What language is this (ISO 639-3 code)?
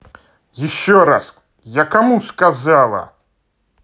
rus